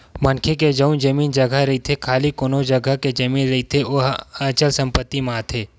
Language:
Chhattisgarhi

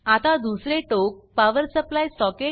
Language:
Marathi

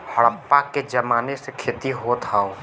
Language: Bhojpuri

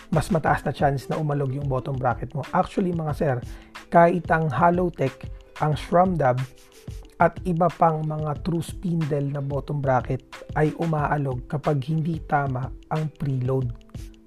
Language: Filipino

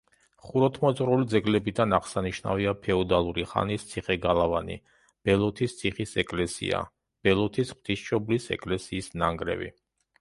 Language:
Georgian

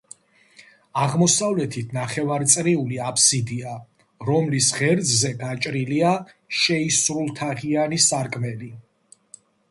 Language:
Georgian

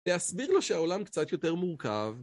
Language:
Hebrew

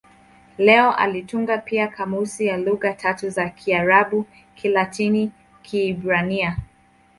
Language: Swahili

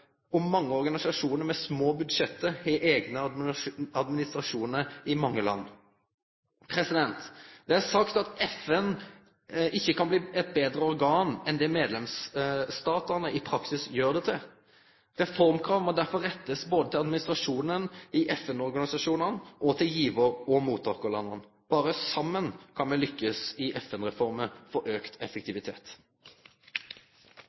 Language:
Norwegian Nynorsk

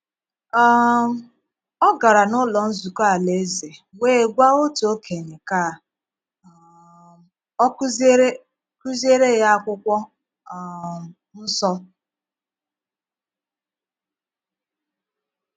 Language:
Igbo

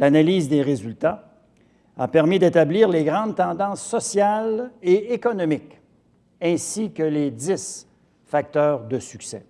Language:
French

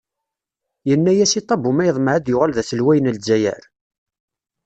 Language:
Kabyle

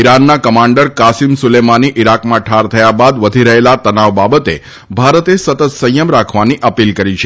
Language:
Gujarati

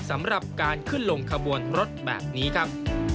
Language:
Thai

